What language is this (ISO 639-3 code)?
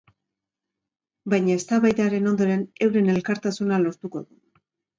eus